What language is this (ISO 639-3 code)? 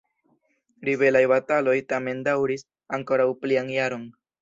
epo